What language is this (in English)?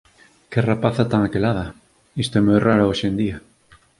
Galician